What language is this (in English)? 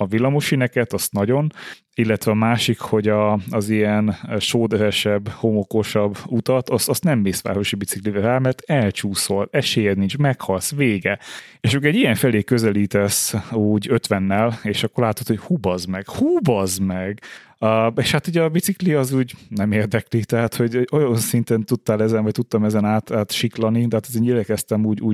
Hungarian